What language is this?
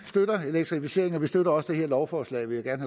Danish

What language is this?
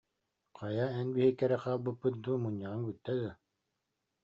Yakut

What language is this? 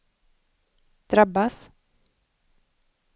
Swedish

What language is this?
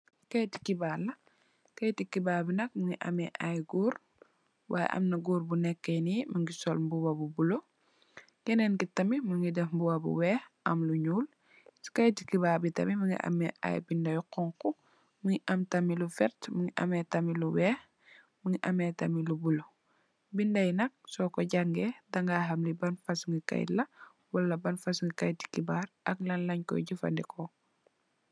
Wolof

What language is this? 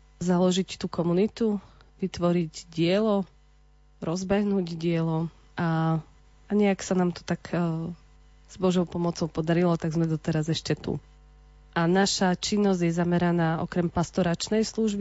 Slovak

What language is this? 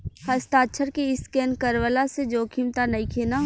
Bhojpuri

